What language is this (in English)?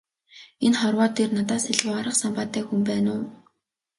Mongolian